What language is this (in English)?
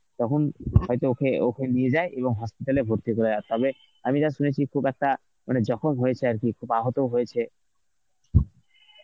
Bangla